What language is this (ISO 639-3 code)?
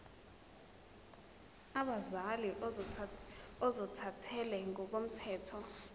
zul